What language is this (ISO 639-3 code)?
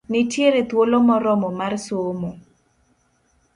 luo